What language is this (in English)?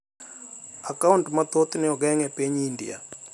Luo (Kenya and Tanzania)